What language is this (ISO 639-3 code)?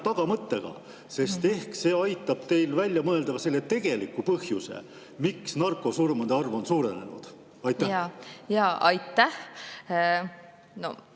est